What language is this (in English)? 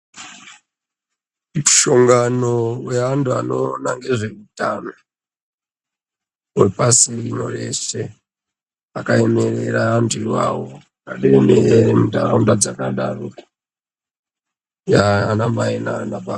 Ndau